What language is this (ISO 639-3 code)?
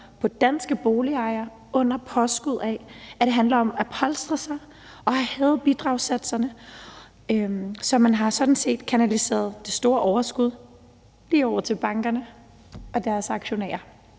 dan